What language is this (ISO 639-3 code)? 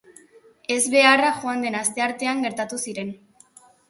eus